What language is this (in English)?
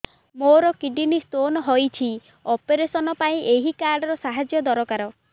Odia